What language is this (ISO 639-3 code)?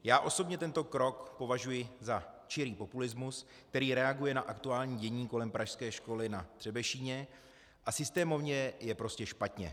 ces